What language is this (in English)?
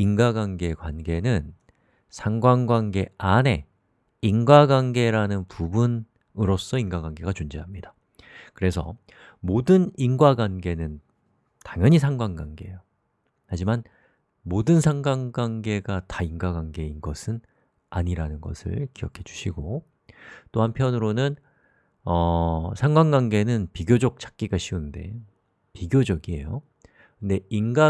Korean